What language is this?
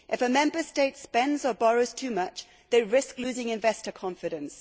English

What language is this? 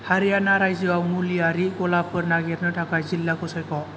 Bodo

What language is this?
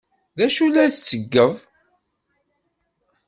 Kabyle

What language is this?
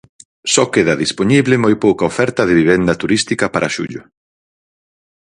Galician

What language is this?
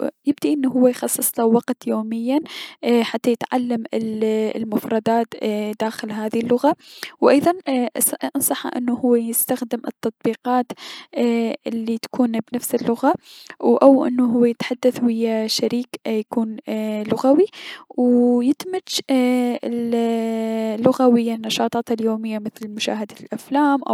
Mesopotamian Arabic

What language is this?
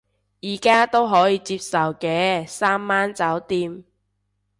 Cantonese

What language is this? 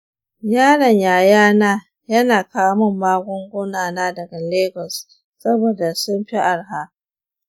Hausa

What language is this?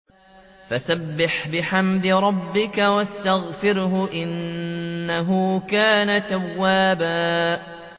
Arabic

